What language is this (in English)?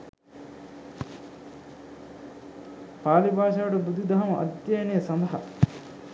Sinhala